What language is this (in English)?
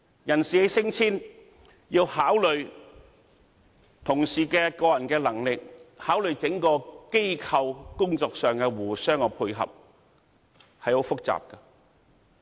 Cantonese